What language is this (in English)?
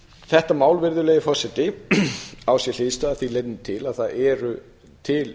Icelandic